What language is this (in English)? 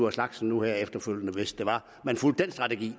Danish